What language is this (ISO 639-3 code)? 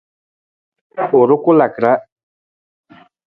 nmz